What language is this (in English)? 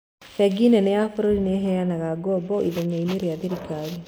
Kikuyu